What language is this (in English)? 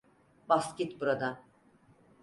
Turkish